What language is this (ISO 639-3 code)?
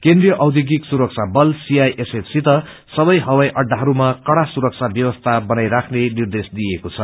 nep